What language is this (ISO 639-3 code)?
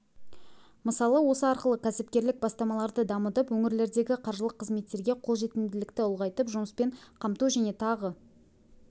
kaz